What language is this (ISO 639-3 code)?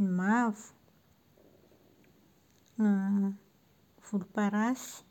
mlg